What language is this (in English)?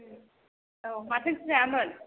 Bodo